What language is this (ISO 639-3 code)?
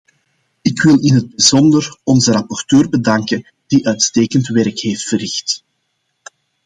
nld